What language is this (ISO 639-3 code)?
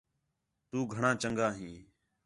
xhe